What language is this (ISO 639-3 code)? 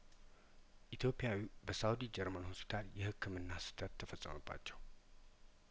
amh